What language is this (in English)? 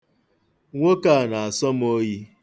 Igbo